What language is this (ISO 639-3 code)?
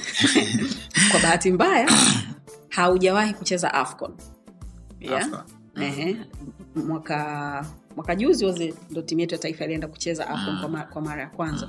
swa